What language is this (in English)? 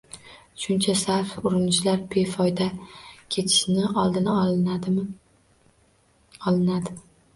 Uzbek